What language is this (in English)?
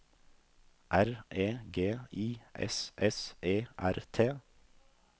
Norwegian